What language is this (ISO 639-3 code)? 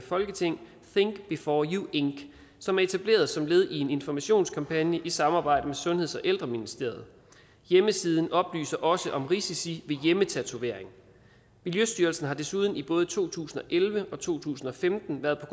dan